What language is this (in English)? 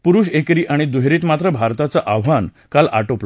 Marathi